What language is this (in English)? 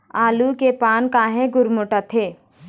Chhattisgarhi